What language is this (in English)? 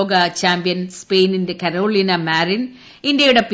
Malayalam